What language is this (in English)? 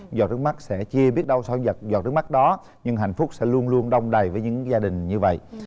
Vietnamese